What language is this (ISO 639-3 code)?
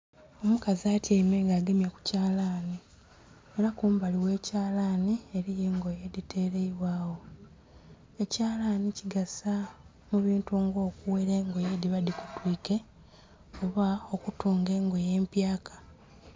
xog